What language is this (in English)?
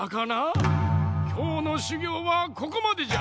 Japanese